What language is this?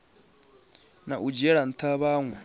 Venda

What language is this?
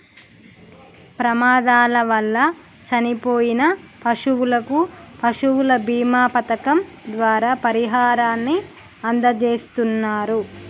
Telugu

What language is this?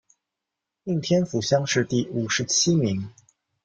Chinese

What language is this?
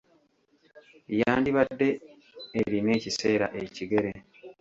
Ganda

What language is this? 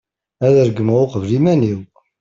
Kabyle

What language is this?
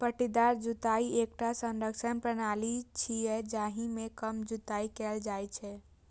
Maithili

